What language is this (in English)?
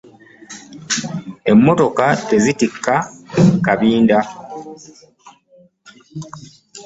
Ganda